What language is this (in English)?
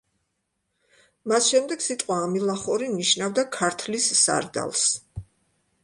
Georgian